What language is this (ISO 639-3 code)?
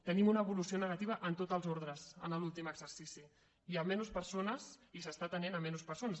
cat